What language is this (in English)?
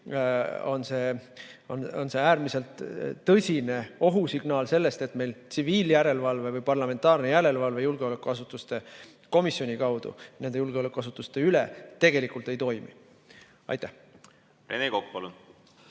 Estonian